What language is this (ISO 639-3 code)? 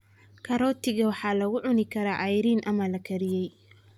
som